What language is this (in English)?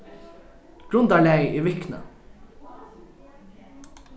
Faroese